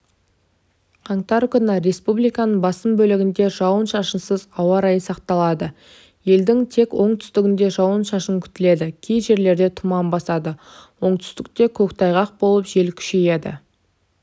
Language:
Kazakh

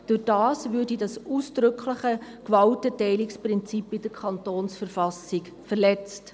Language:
Swiss German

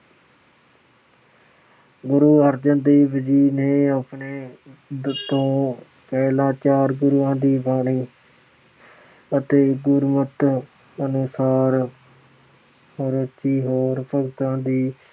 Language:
Punjabi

